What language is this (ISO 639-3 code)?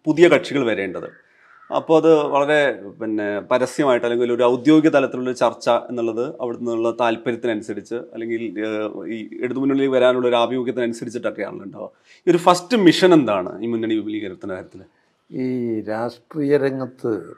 mal